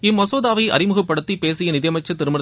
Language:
Tamil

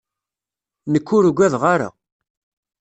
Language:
Kabyle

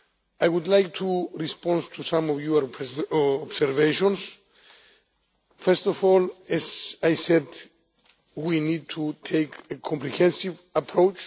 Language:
English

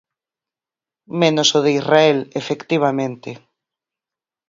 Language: Galician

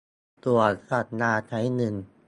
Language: Thai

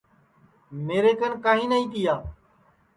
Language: Sansi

